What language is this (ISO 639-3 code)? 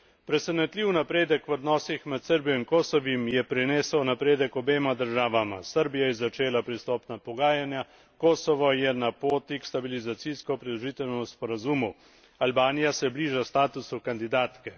slv